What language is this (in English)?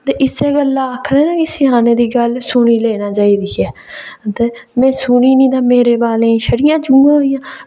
Dogri